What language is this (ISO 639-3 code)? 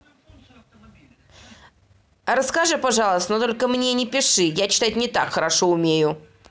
rus